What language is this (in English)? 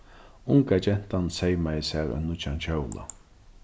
Faroese